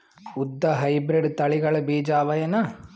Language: Kannada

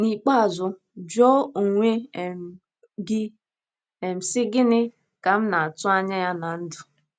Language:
Igbo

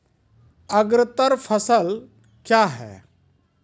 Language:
Maithili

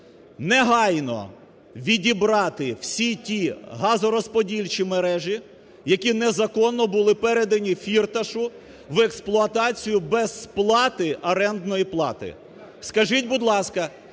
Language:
Ukrainian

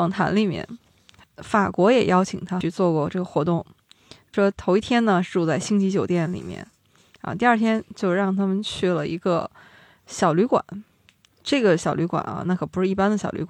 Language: Chinese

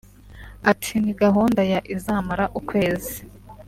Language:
Kinyarwanda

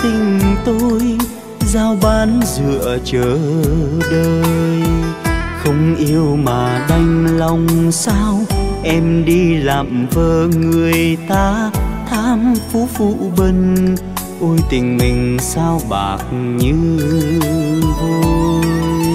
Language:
Vietnamese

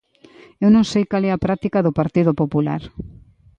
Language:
Galician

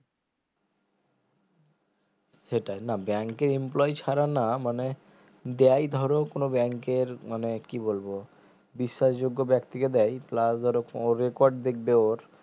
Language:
Bangla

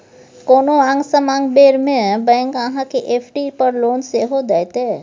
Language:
Maithili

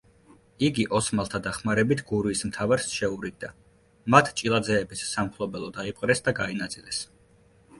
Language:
Georgian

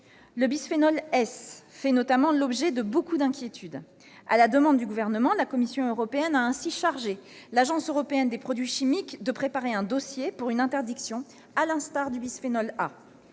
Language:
French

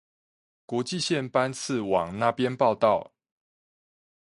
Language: Chinese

